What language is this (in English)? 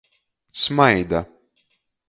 Latgalian